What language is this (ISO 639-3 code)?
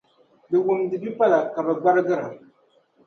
dag